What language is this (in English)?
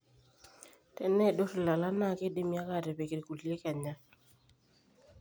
Masai